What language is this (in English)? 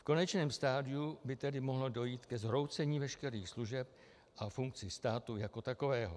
Czech